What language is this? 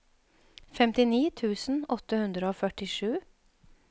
Norwegian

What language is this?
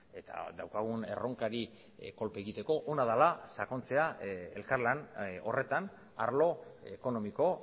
Basque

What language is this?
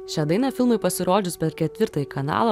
Lithuanian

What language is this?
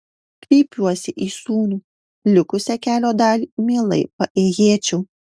Lithuanian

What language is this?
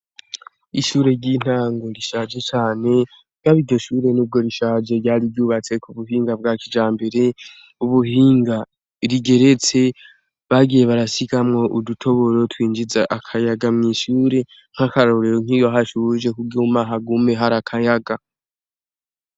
Rundi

